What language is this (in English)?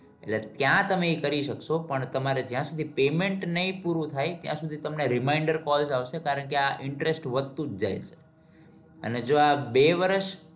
Gujarati